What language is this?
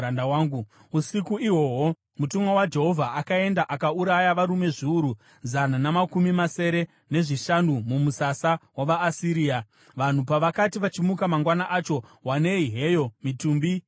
Shona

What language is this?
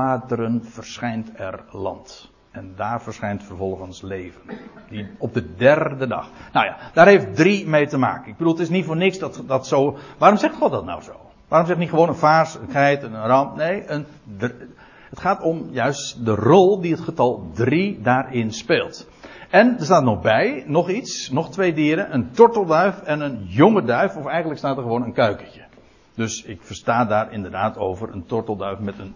Dutch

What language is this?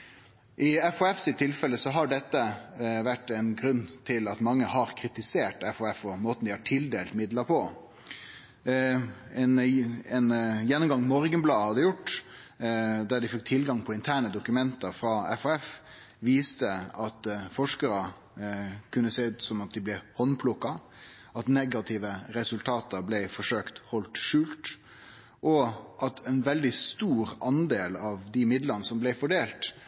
Norwegian Nynorsk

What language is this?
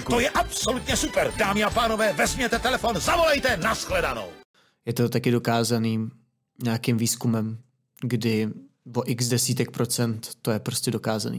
Czech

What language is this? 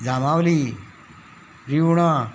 Konkani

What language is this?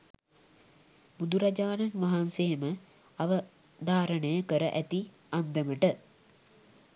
Sinhala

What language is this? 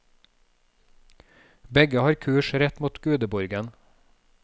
Norwegian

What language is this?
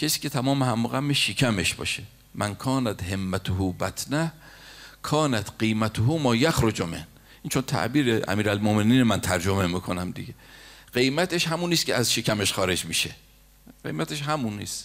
Persian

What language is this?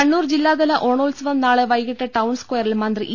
Malayalam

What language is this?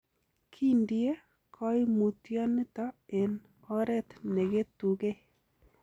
Kalenjin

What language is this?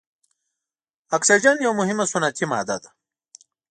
Pashto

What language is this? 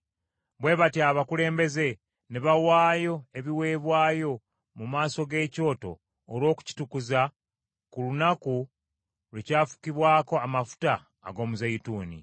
Ganda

